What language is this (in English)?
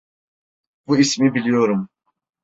Turkish